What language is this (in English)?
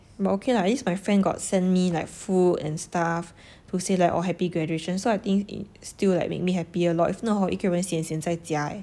English